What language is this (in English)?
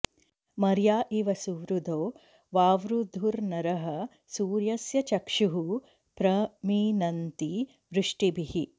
Sanskrit